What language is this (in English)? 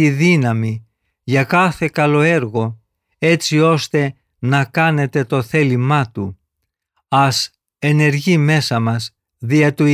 Greek